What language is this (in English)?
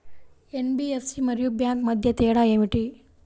Telugu